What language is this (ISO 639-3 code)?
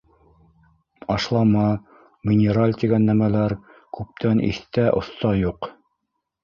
bak